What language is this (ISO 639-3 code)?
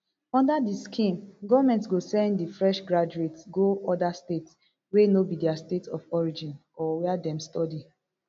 pcm